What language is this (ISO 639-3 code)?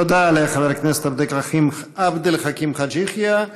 heb